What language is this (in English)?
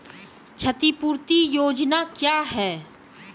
Maithili